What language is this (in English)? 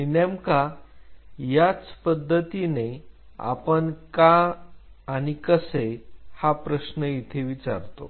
Marathi